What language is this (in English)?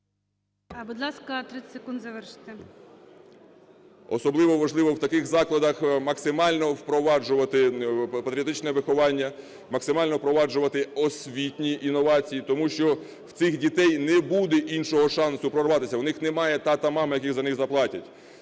Ukrainian